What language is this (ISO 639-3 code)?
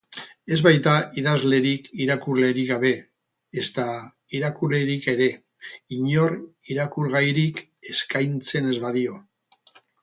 eus